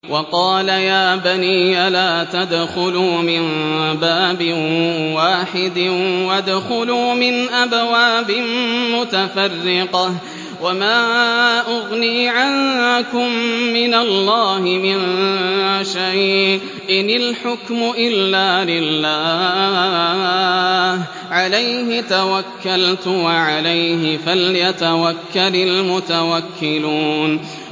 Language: Arabic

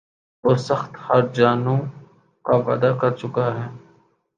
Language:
Urdu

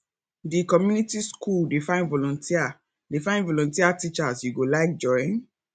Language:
Nigerian Pidgin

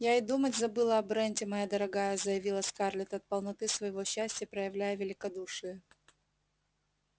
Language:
Russian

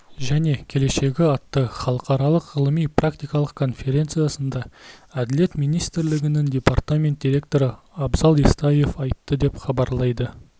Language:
Kazakh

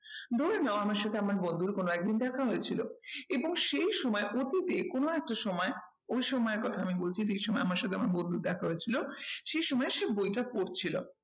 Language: Bangla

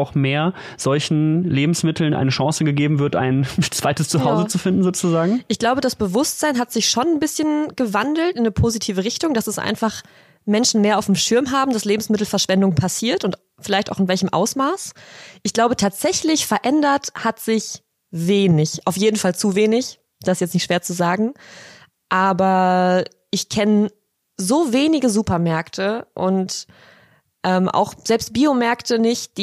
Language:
German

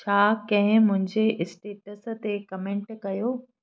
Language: Sindhi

